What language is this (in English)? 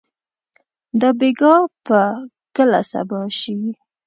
Pashto